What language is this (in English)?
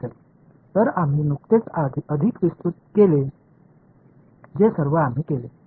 Marathi